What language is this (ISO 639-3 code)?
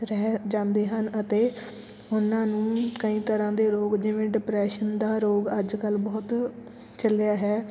pan